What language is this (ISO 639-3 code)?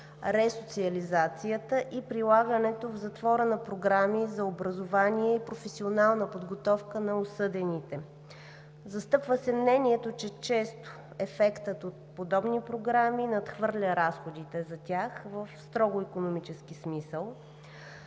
bul